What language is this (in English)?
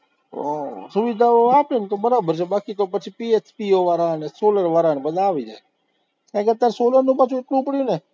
Gujarati